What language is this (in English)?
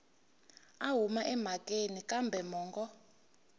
Tsonga